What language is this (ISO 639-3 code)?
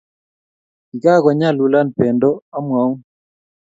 kln